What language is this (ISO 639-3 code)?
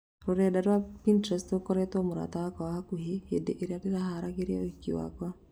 kik